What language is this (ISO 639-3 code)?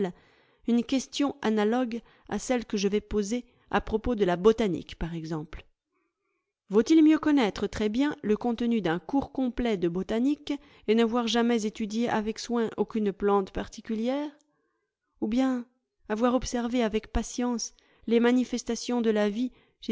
fra